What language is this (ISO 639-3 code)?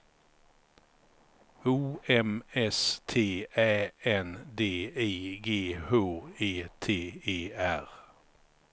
swe